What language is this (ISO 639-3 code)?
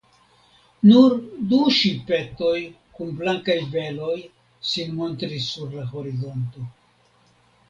epo